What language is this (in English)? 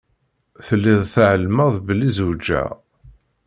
Kabyle